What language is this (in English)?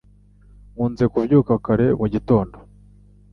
Kinyarwanda